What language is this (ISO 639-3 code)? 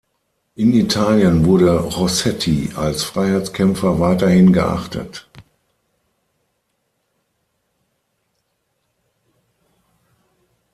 deu